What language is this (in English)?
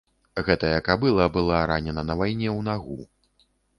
Belarusian